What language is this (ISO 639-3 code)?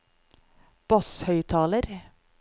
nor